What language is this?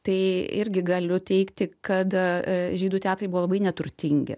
Lithuanian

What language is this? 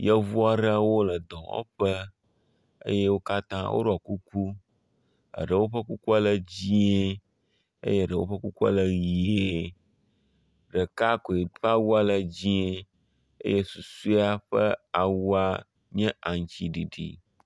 Ewe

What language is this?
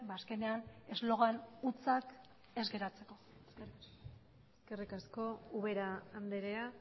Basque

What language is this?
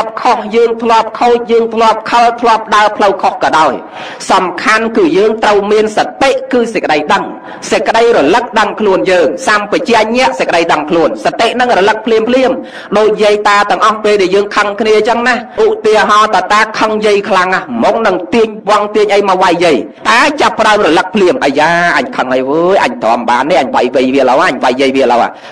Thai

